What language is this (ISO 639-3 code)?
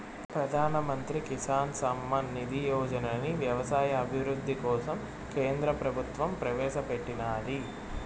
tel